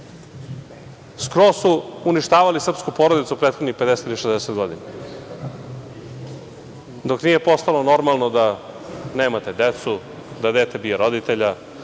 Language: Serbian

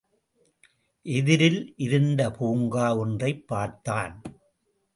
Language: Tamil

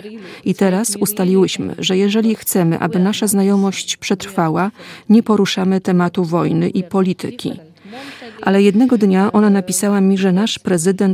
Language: Polish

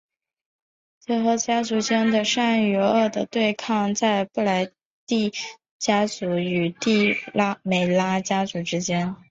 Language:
Chinese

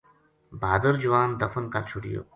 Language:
Gujari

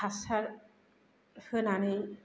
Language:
Bodo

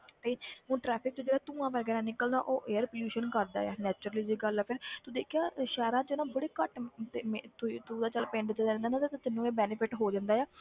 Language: Punjabi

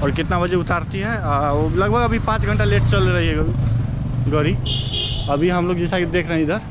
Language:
Hindi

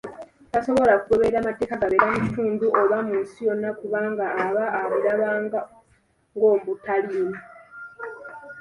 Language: Ganda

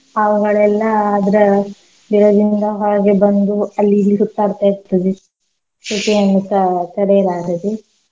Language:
Kannada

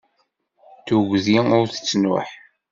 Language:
Kabyle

